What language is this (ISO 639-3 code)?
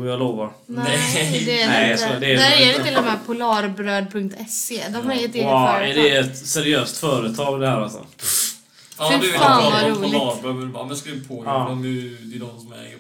swe